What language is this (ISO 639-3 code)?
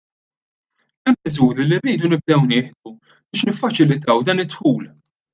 mlt